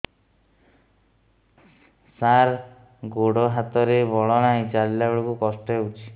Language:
Odia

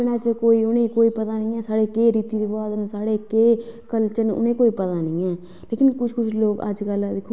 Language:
Dogri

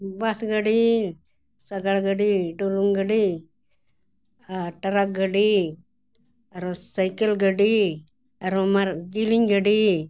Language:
Santali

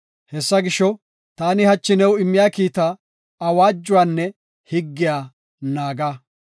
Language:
Gofa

